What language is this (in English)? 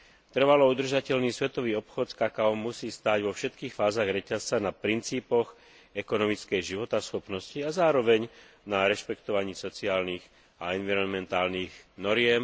Slovak